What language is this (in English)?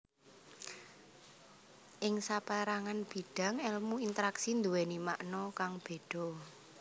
Javanese